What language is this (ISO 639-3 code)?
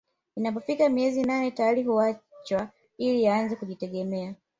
swa